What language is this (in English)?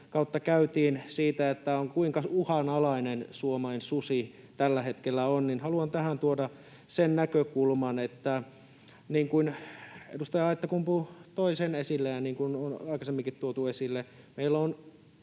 Finnish